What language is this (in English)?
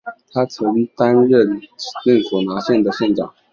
Chinese